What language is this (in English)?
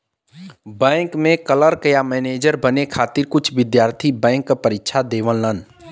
Bhojpuri